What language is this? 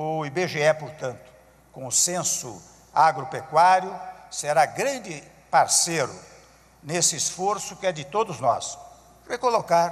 Portuguese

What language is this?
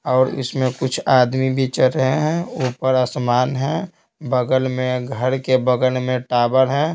Hindi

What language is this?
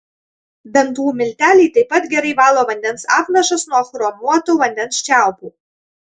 Lithuanian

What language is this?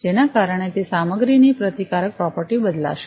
Gujarati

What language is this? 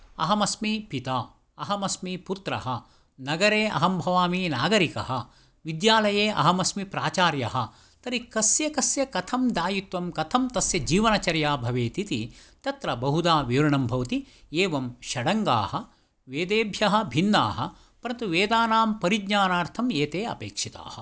Sanskrit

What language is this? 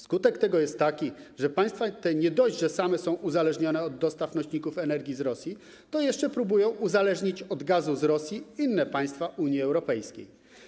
Polish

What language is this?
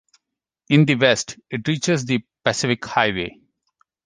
English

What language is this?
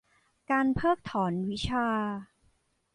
Thai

